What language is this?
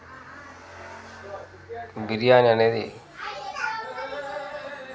Telugu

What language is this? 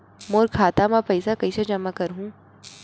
Chhattisgarhi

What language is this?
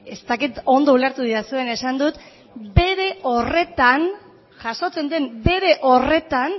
Basque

